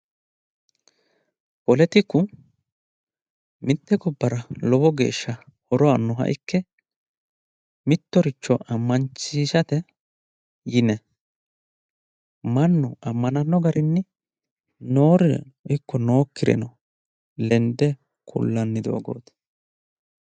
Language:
Sidamo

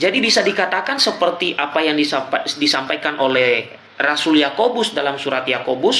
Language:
Indonesian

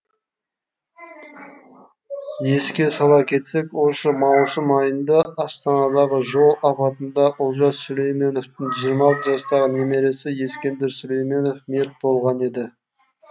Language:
Kazakh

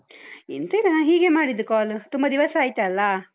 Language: Kannada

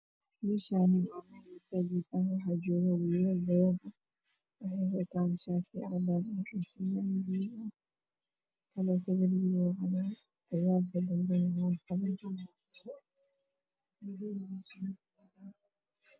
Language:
Somali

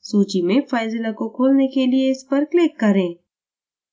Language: Hindi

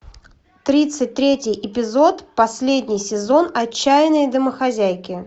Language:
Russian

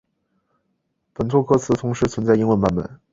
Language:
Chinese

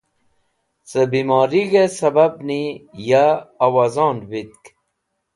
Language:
Wakhi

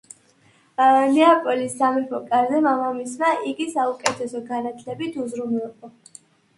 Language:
Georgian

